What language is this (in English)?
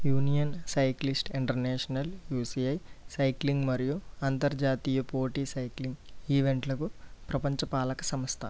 Telugu